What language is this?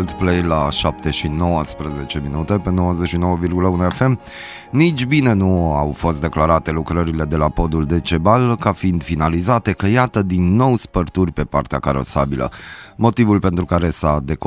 Romanian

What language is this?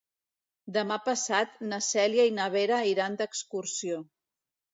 Catalan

